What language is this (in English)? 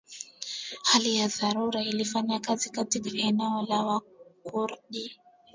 Swahili